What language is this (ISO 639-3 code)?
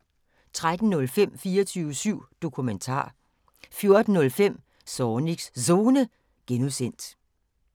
dan